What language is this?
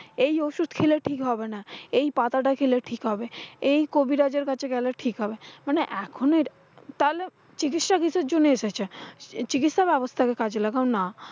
Bangla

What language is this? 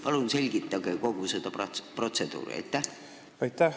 Estonian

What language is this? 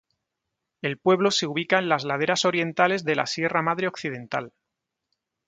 Spanish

